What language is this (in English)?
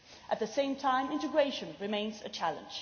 English